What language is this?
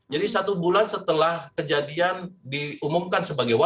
Indonesian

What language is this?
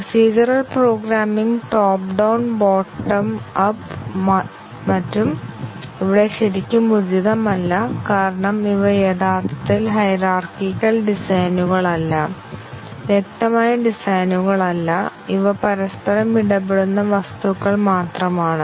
Malayalam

